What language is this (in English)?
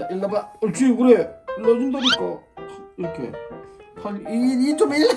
Korean